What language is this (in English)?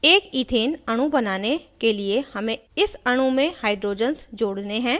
Hindi